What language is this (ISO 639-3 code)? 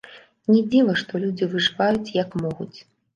bel